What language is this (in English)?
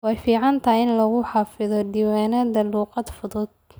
Somali